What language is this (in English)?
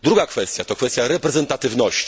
Polish